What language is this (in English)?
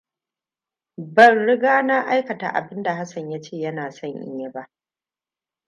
Hausa